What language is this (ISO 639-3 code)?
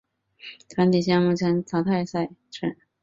zho